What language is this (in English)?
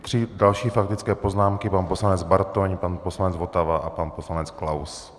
Czech